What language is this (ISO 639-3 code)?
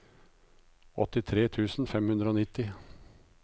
nor